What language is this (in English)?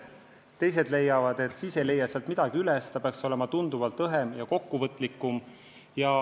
Estonian